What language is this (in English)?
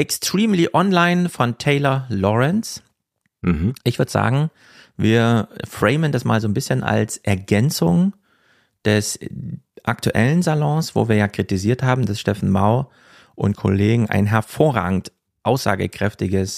German